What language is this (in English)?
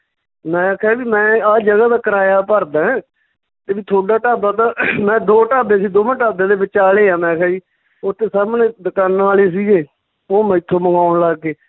Punjabi